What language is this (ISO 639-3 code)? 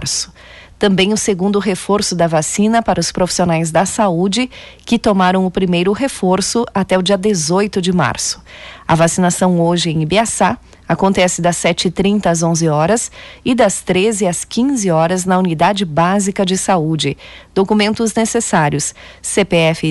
por